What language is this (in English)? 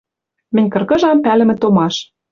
Western Mari